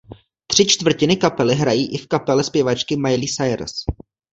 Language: Czech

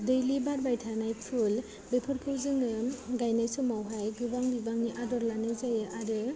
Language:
Bodo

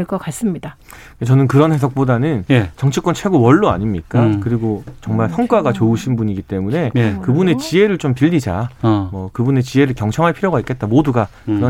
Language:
Korean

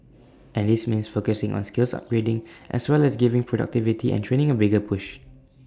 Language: English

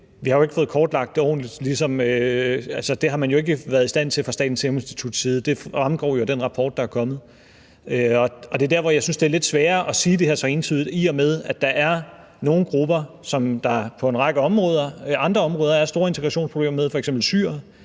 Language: Danish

